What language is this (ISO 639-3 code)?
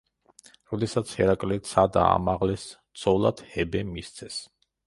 kat